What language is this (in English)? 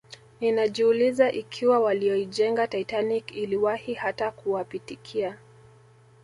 Swahili